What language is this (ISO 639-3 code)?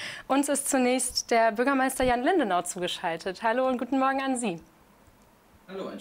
deu